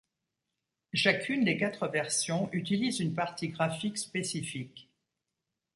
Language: French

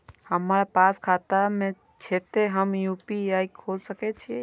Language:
Maithili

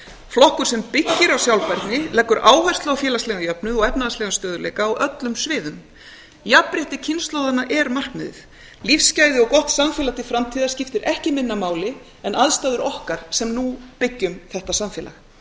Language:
Icelandic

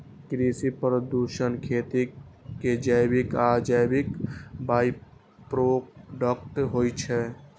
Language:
Maithili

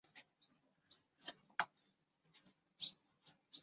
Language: Chinese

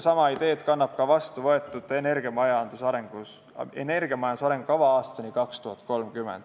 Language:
Estonian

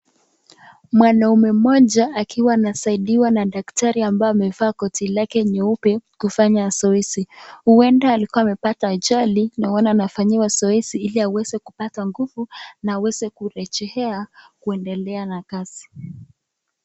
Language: Swahili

